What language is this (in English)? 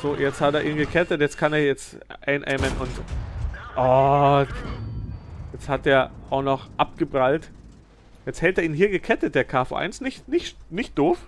German